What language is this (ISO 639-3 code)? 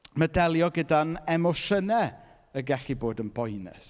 cym